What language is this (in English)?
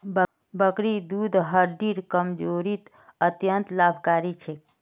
Magahi